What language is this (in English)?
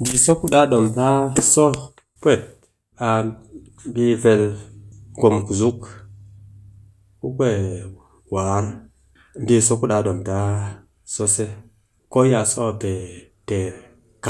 Cakfem-Mushere